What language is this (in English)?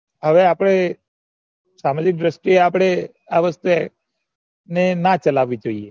Gujarati